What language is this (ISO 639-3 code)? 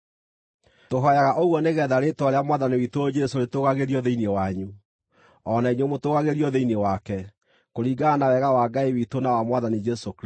kik